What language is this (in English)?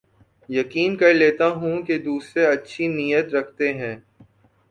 Urdu